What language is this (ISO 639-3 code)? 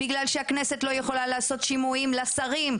heb